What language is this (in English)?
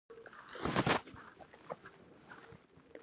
Pashto